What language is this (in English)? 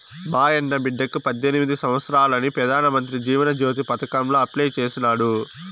Telugu